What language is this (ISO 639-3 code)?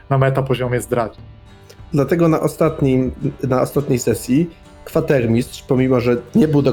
pol